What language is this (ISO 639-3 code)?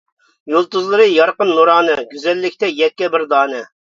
uig